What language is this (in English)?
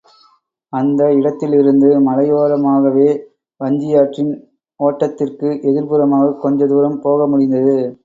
Tamil